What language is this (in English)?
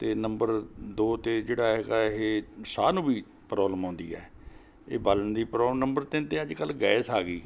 Punjabi